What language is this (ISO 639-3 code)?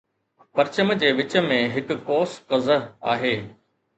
snd